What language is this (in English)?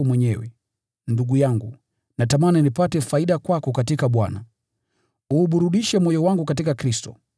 Swahili